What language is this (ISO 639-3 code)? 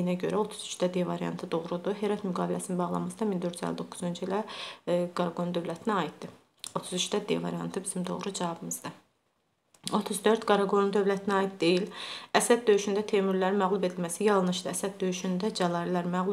tur